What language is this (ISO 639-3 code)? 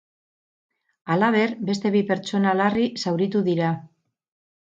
eus